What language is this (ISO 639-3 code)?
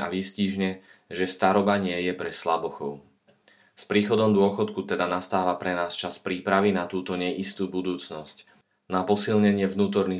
slk